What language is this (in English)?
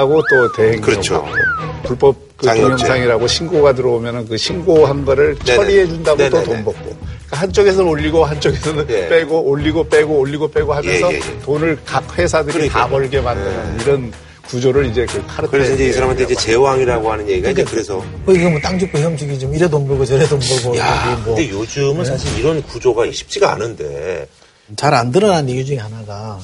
Korean